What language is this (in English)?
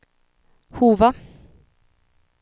Swedish